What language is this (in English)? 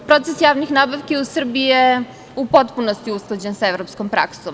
Serbian